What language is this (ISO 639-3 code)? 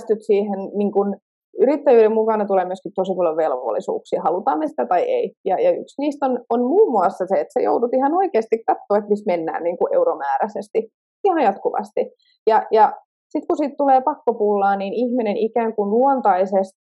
fin